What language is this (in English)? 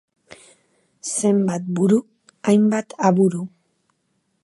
Basque